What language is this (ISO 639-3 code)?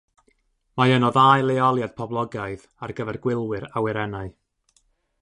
cym